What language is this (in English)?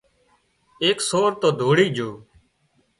Wadiyara Koli